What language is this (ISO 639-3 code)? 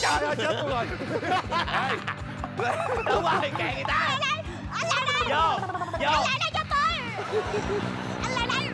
vie